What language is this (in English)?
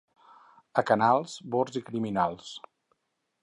Catalan